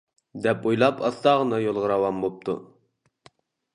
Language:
Uyghur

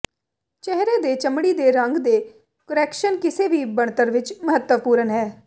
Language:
Punjabi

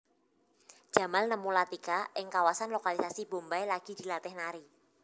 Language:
Javanese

